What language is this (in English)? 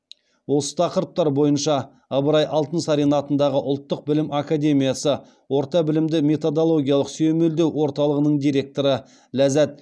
Kazakh